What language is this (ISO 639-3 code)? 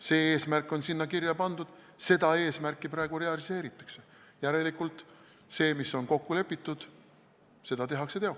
est